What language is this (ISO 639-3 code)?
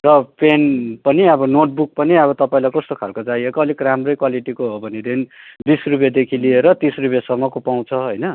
nep